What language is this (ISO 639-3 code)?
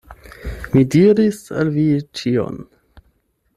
epo